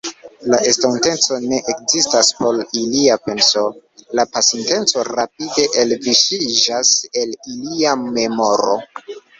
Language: Esperanto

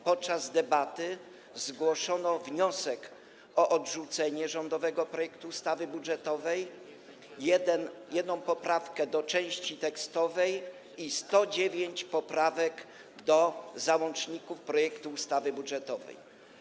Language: Polish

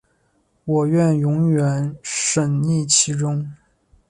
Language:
Chinese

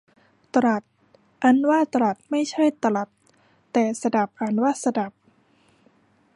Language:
Thai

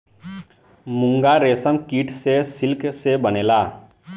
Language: Bhojpuri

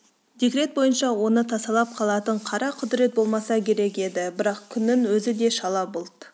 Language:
Kazakh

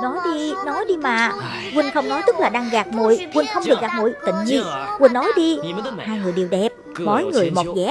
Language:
Vietnamese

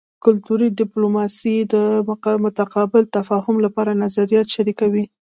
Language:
Pashto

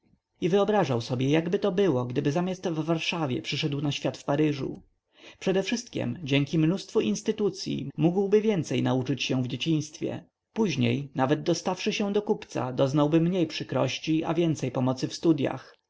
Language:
Polish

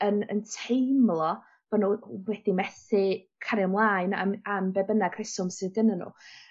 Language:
Welsh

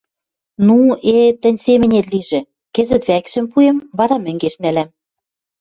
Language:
Western Mari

